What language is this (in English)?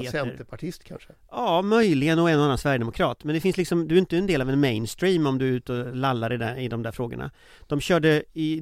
Swedish